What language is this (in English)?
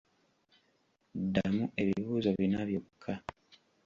Ganda